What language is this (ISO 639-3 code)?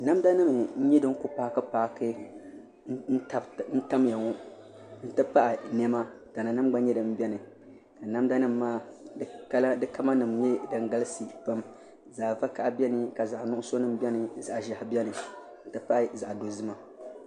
dag